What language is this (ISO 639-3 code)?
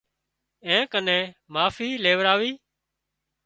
kxp